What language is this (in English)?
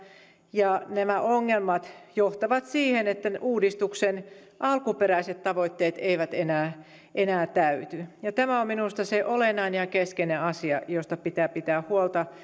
Finnish